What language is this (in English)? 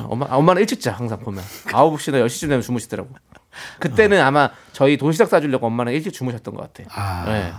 Korean